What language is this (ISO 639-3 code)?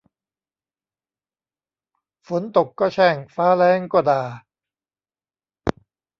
tha